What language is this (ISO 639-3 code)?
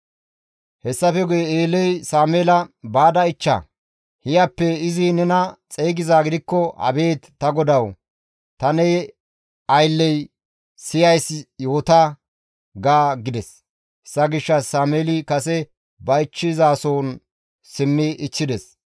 gmv